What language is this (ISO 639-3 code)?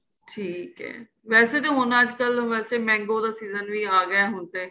pan